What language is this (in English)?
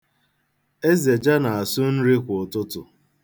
Igbo